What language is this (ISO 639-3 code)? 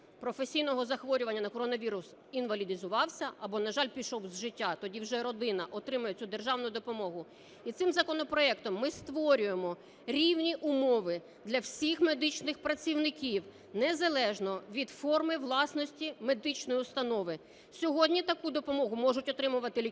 ukr